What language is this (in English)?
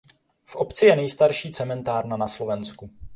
Czech